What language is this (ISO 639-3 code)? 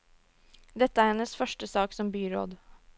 nor